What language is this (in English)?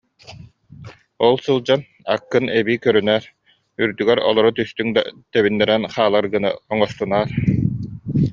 Yakut